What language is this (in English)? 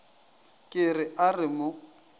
Northern Sotho